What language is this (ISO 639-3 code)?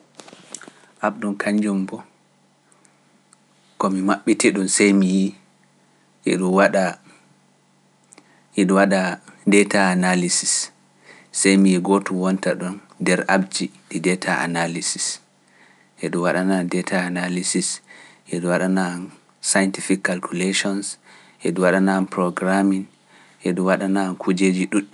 fuf